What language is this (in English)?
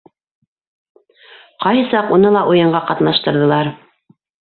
Bashkir